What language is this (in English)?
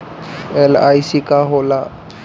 Bhojpuri